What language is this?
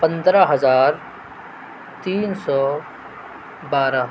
Urdu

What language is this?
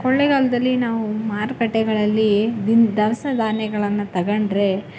Kannada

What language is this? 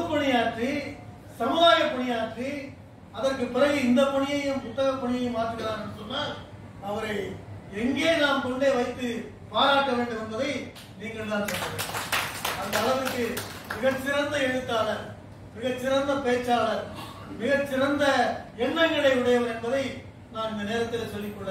Tamil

